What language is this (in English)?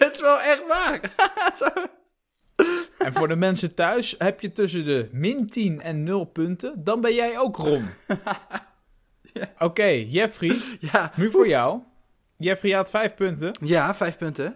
Dutch